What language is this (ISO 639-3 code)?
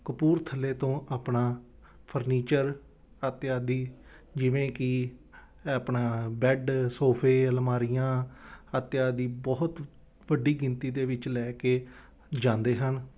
pan